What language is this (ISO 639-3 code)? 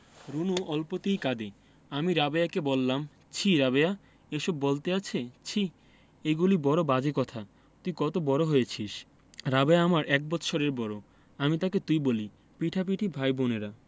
ben